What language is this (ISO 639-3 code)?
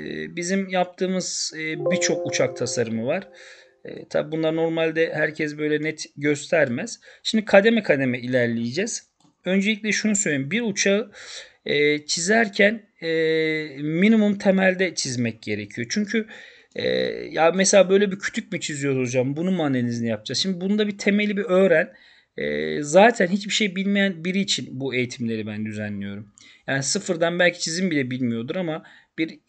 tur